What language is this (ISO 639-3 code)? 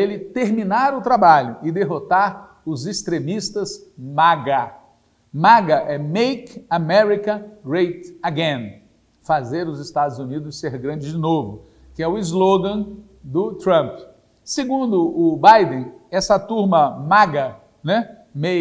por